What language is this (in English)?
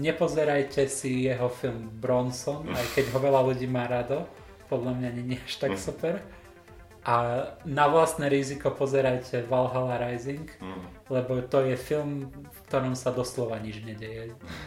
Slovak